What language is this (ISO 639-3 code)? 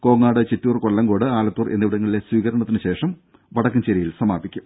mal